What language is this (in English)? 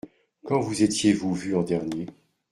French